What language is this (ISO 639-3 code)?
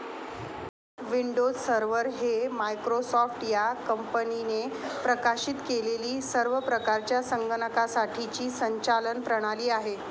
mar